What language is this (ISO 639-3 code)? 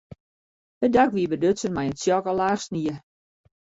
fry